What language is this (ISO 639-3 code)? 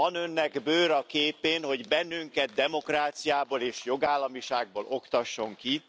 hun